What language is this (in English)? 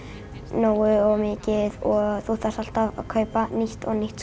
Icelandic